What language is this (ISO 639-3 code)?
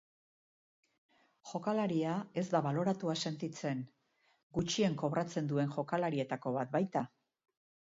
eus